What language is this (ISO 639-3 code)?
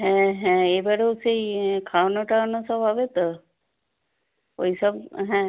ben